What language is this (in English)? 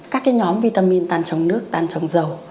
Vietnamese